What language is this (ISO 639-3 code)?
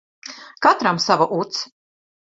lav